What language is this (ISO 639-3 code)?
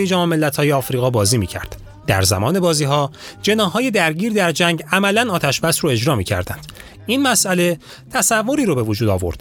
fas